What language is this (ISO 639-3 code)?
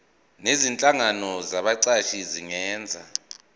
zul